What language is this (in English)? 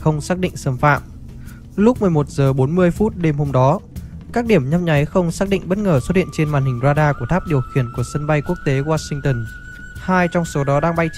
Vietnamese